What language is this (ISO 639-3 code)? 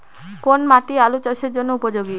ben